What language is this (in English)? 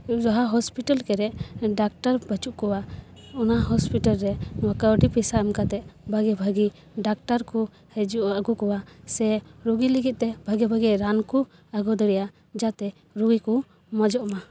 Santali